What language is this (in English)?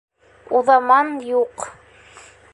Bashkir